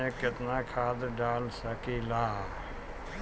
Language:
Bhojpuri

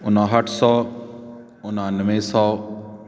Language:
Punjabi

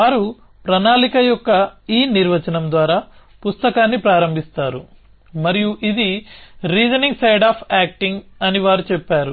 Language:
Telugu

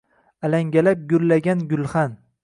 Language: Uzbek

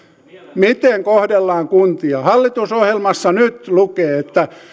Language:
Finnish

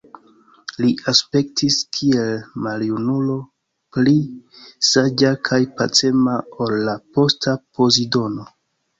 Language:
Esperanto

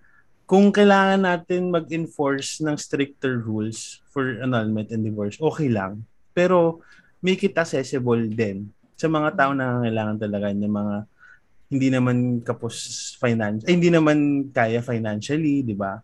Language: Filipino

